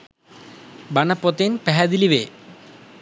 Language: Sinhala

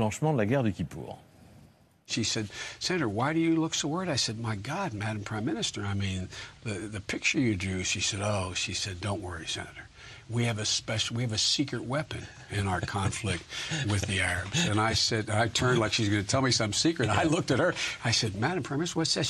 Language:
French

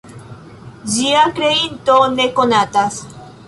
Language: Esperanto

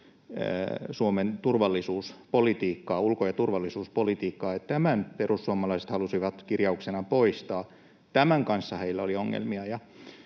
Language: Finnish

